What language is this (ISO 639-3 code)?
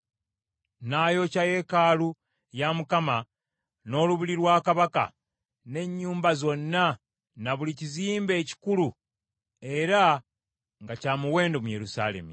lug